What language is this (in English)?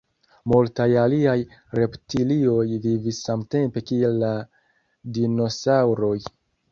Esperanto